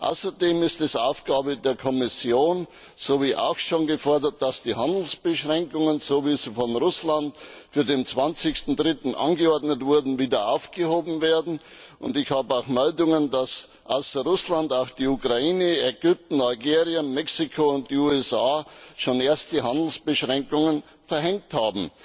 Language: German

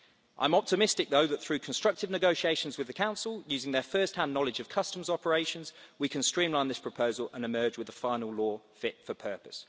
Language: English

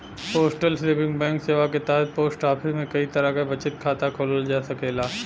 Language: Bhojpuri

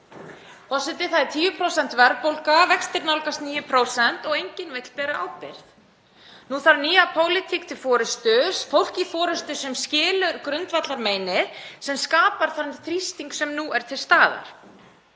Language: Icelandic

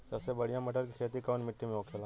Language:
Bhojpuri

